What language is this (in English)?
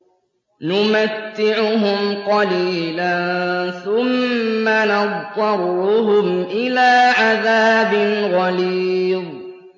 Arabic